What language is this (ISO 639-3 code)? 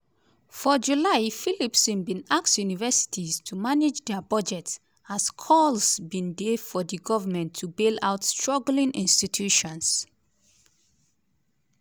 pcm